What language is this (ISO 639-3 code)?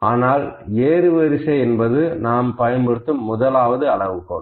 tam